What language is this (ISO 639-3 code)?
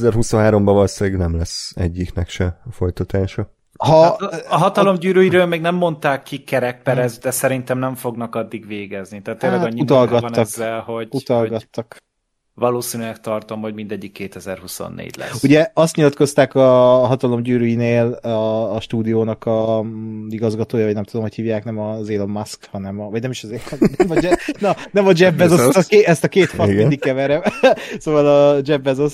hun